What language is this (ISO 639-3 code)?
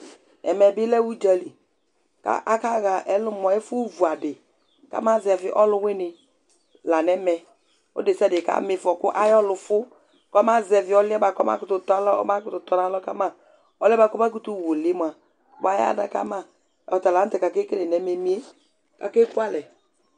kpo